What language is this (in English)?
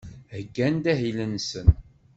Kabyle